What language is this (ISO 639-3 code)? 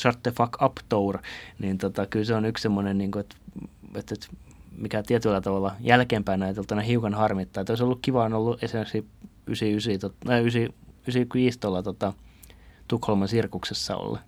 fin